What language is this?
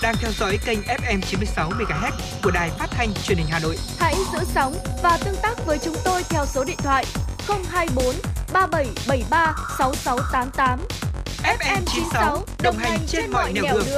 Vietnamese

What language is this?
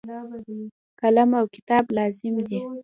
Pashto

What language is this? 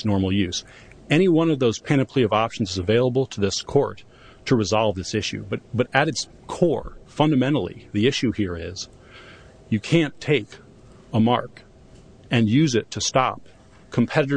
English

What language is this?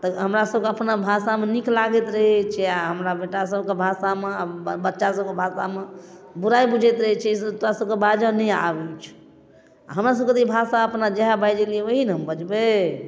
Maithili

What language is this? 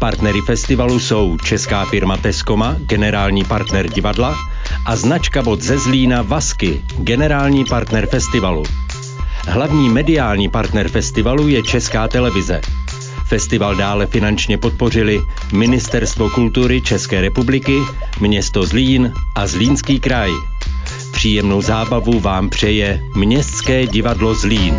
Czech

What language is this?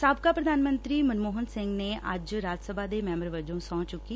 Punjabi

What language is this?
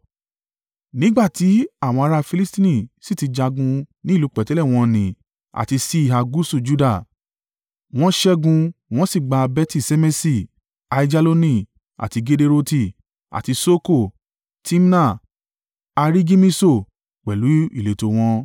Yoruba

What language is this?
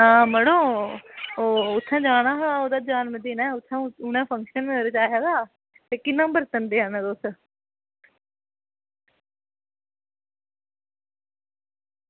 Dogri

